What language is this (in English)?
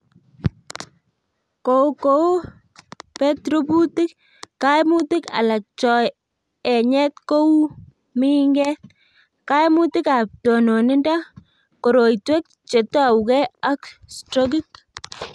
Kalenjin